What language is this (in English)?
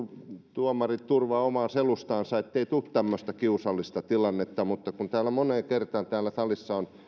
Finnish